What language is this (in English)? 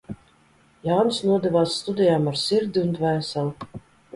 Latvian